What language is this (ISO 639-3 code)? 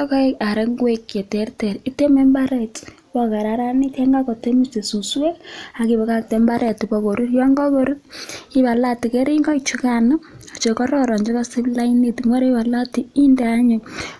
kln